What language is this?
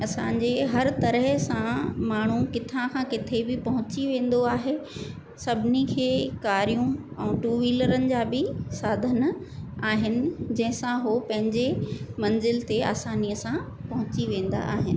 Sindhi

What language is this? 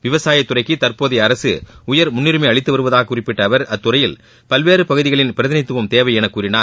Tamil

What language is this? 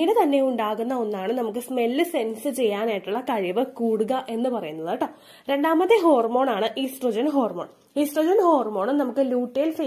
Malayalam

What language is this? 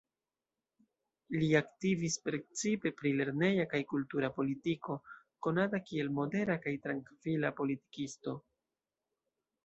Esperanto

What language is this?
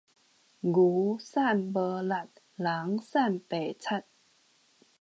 Min Nan Chinese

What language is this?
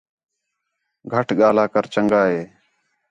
Khetrani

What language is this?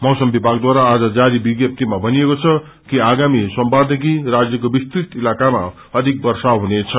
Nepali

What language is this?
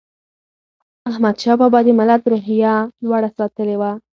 Pashto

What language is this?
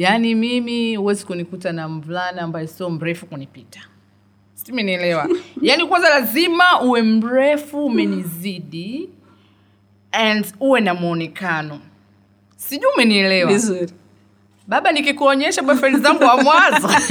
Swahili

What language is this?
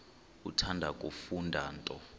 Xhosa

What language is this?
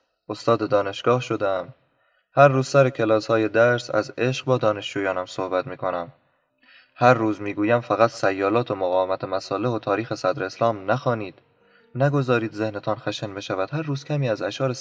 Persian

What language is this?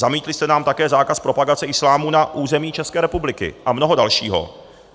Czech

